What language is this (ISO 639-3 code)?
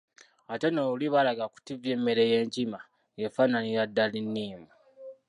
lug